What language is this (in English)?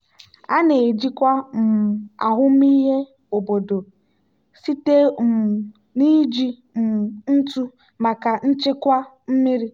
Igbo